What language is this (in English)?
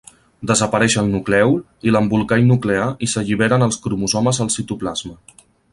Catalan